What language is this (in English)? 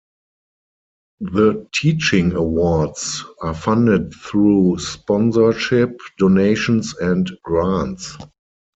English